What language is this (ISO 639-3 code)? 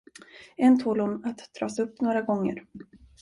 swe